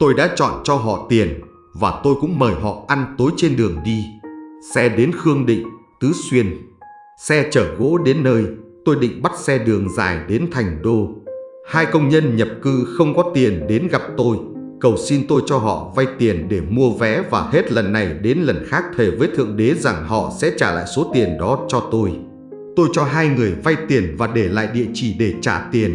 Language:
Vietnamese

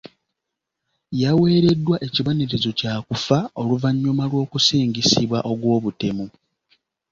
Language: Ganda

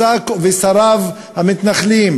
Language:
Hebrew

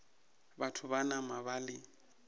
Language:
Northern Sotho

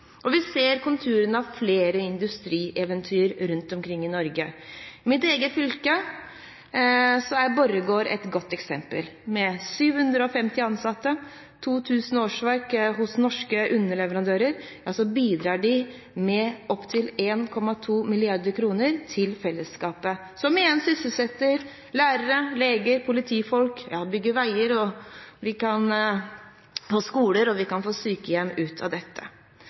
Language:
Norwegian Bokmål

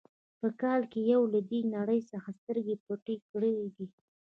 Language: Pashto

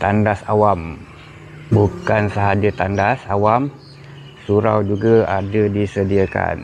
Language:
Malay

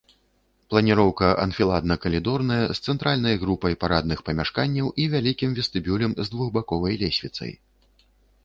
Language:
Belarusian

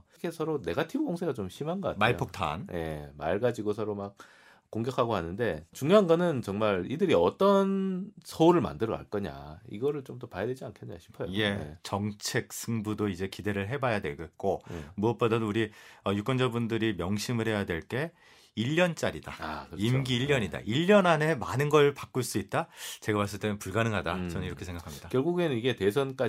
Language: Korean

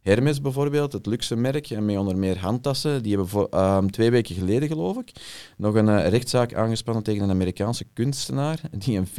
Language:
Dutch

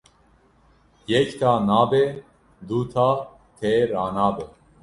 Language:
Kurdish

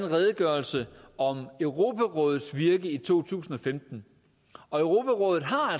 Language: Danish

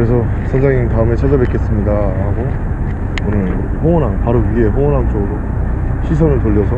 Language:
Korean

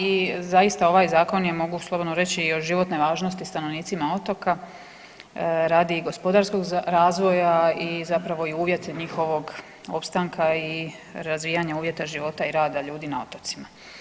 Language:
Croatian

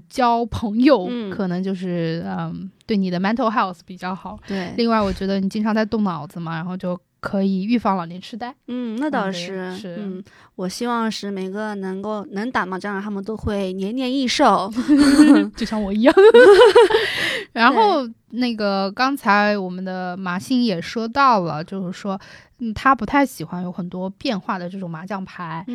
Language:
Chinese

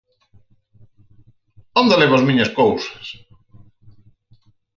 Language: Galician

